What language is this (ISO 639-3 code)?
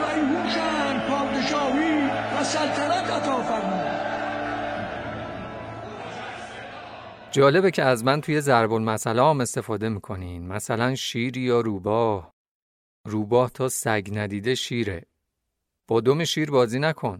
fas